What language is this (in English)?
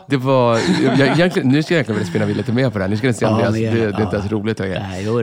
Swedish